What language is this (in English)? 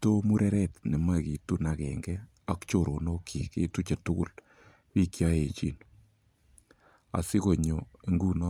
Kalenjin